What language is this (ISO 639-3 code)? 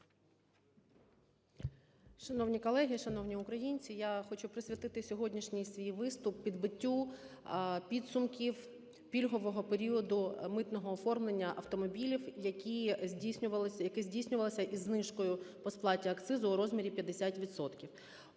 ukr